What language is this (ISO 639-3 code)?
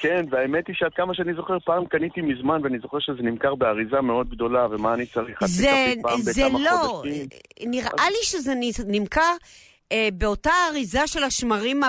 heb